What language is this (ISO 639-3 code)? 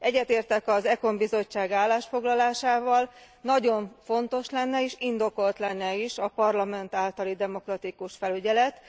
hun